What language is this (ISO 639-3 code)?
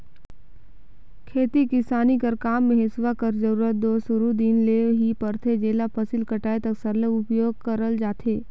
hne